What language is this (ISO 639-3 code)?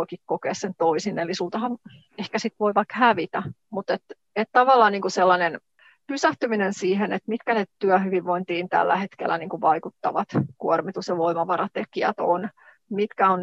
fin